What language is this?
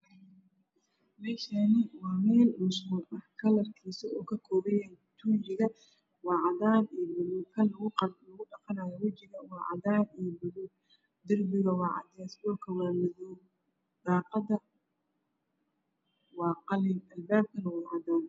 Somali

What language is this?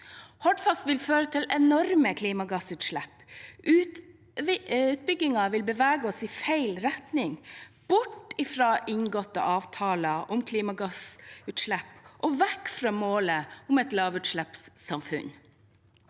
Norwegian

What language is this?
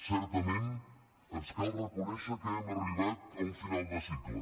Catalan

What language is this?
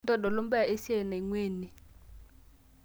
Masai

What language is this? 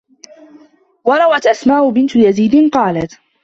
Arabic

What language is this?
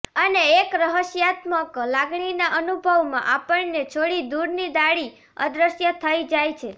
Gujarati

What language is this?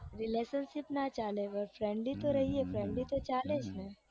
Gujarati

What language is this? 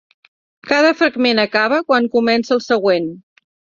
Catalan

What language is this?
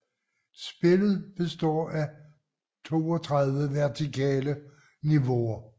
Danish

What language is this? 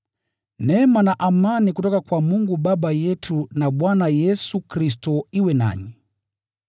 Swahili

